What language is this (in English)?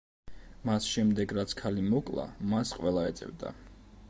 Georgian